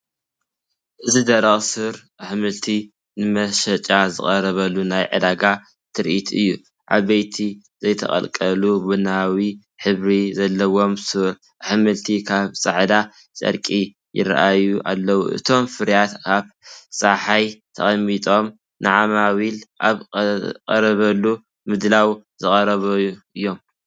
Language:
Tigrinya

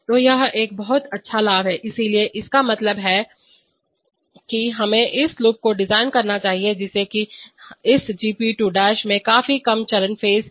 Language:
Hindi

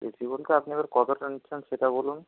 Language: Bangla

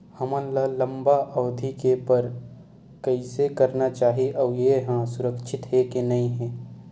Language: Chhattisgarhi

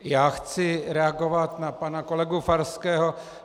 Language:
Czech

